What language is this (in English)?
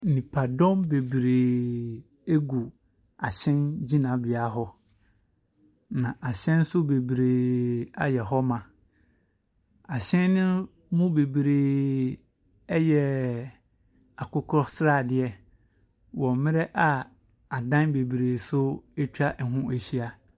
Akan